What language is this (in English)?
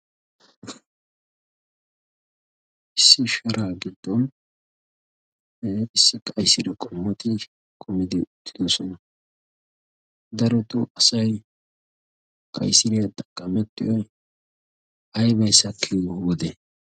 Wolaytta